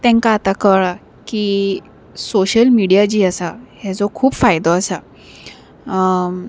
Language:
Konkani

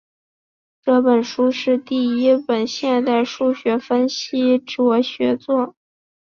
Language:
Chinese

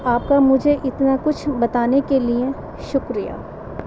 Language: Urdu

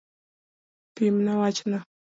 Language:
Luo (Kenya and Tanzania)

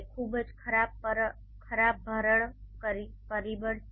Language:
Gujarati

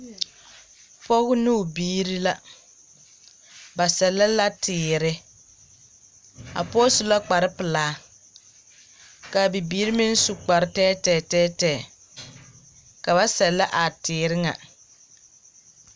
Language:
Southern Dagaare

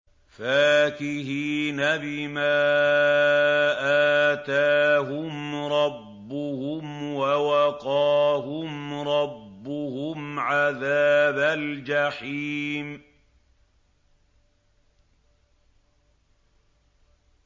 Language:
Arabic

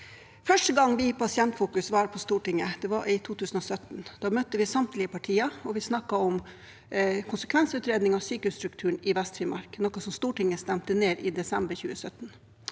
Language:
Norwegian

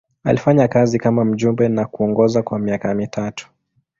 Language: Swahili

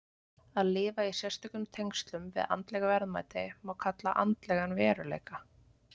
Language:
Icelandic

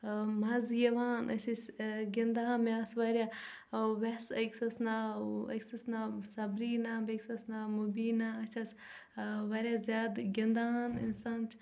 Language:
Kashmiri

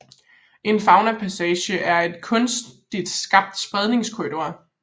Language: Danish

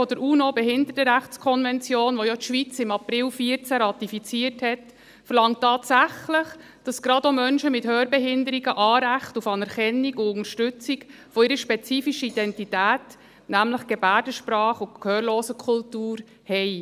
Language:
Swiss German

